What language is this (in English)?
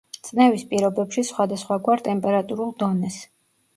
Georgian